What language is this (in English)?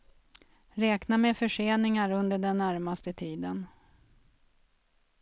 Swedish